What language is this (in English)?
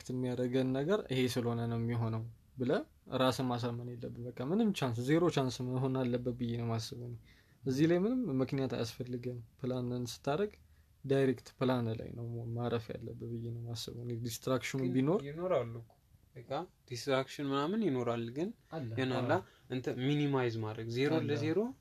Amharic